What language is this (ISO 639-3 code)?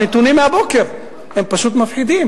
heb